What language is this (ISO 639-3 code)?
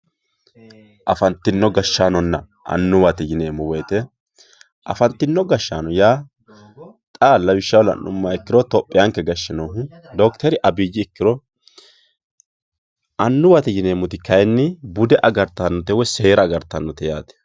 sid